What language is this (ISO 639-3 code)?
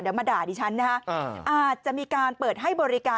tha